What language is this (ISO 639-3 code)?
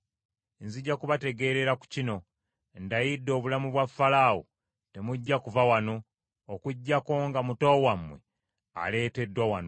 lug